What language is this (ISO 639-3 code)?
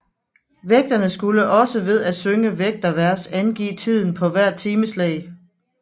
dan